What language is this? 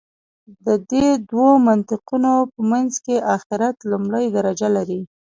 Pashto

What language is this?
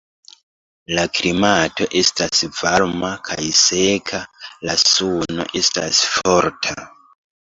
Esperanto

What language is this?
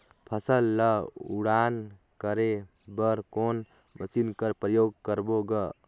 Chhattisgarhi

